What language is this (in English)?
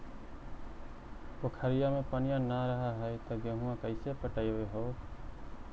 Magahi